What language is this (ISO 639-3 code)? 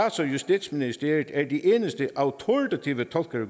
dan